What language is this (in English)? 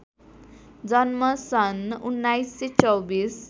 Nepali